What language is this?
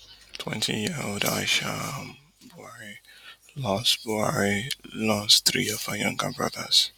Nigerian Pidgin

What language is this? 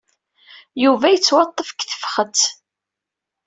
Kabyle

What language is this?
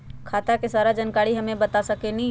Magahi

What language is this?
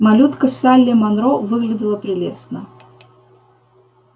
Russian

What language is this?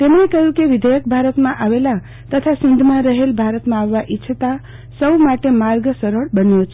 Gujarati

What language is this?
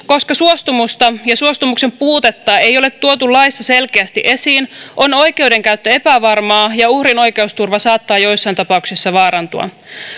Finnish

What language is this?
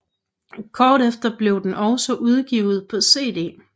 Danish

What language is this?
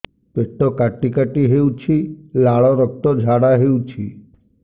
Odia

